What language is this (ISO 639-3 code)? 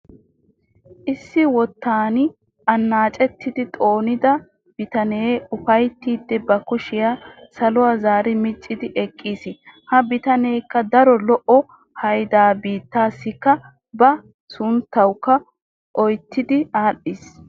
wal